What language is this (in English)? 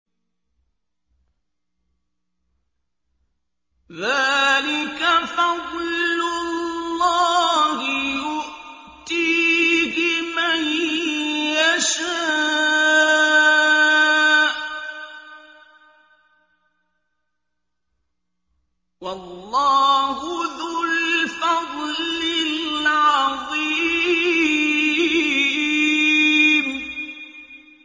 Arabic